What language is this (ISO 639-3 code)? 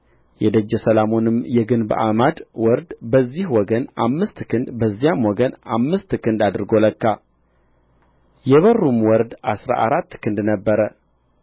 amh